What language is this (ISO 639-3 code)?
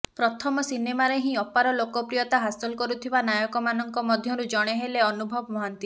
ori